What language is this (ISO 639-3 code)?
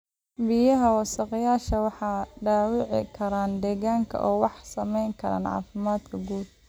som